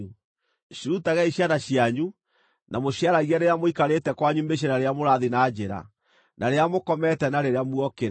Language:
Kikuyu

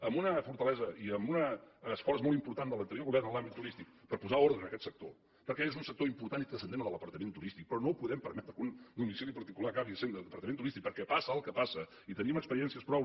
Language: Catalan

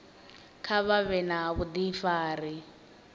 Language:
Venda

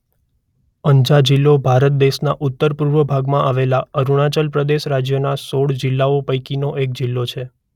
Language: Gujarati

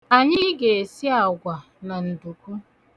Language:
Igbo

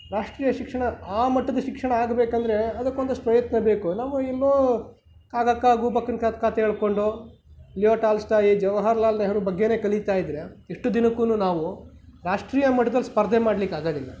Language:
Kannada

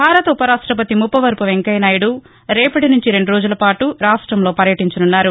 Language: Telugu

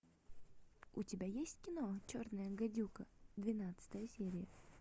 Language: Russian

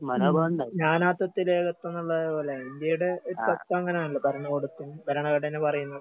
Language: Malayalam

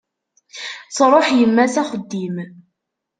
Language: Kabyle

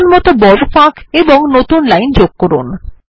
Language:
Bangla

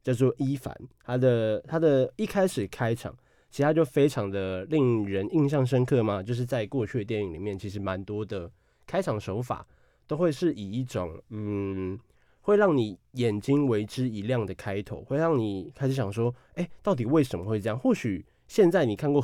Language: Chinese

